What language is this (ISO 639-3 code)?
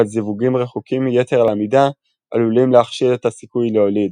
heb